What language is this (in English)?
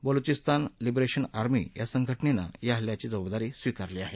Marathi